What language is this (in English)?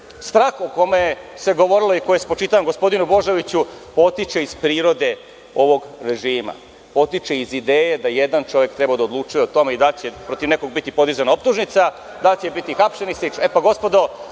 Serbian